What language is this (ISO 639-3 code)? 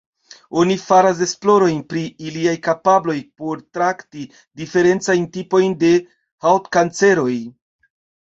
epo